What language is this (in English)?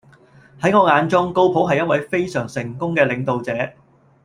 Cantonese